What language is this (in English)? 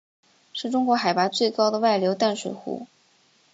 Chinese